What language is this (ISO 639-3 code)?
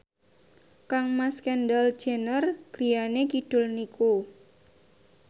jav